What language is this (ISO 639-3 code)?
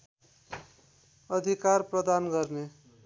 nep